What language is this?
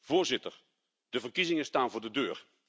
Dutch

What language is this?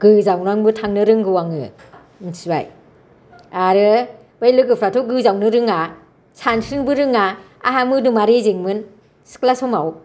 Bodo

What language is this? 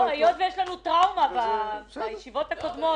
Hebrew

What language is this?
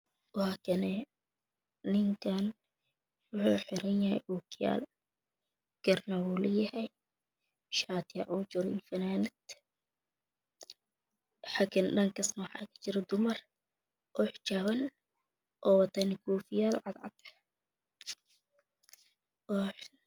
Somali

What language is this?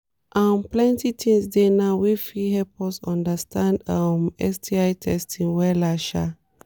Nigerian Pidgin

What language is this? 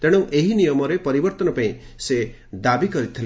Odia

